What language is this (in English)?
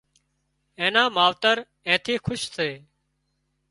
Wadiyara Koli